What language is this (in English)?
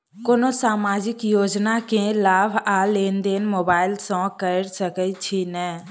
Maithili